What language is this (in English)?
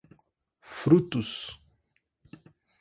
Portuguese